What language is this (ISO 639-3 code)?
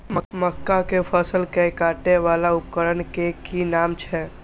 mai